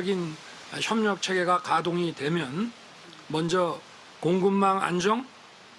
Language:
Korean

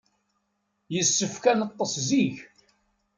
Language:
Kabyle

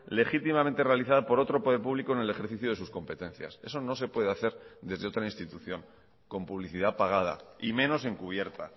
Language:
Spanish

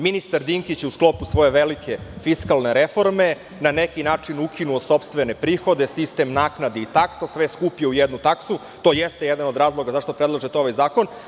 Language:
Serbian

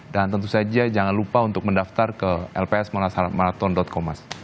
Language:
Indonesian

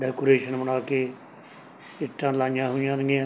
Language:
Punjabi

